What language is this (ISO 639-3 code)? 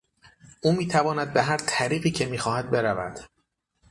fas